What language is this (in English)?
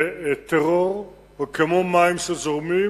Hebrew